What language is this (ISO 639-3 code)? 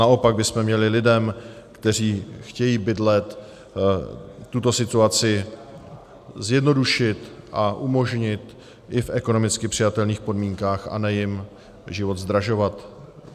ces